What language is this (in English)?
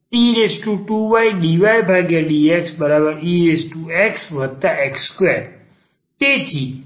Gujarati